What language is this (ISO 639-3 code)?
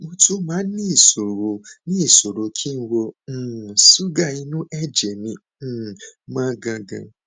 yor